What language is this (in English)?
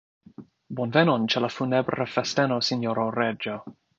Esperanto